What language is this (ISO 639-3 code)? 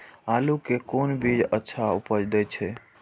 mai